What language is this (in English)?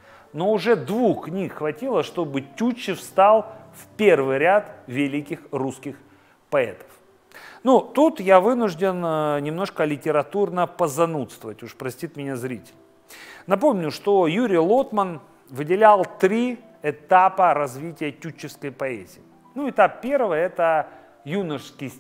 Russian